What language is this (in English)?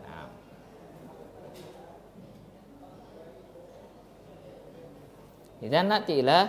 Indonesian